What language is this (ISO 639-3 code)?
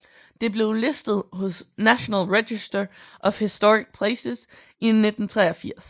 dan